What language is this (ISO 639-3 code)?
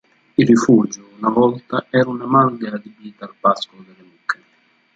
ita